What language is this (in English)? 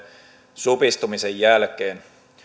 Finnish